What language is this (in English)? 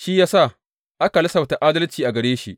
Hausa